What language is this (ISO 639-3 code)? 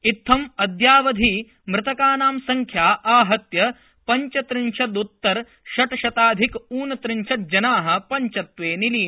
san